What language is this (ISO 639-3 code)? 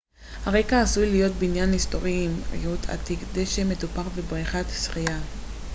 heb